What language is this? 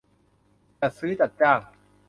Thai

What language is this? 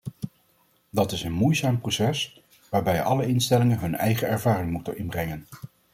Dutch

